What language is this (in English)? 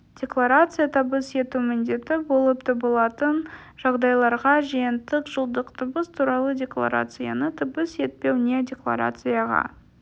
Kazakh